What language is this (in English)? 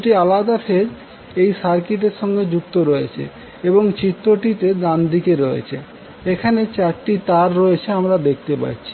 Bangla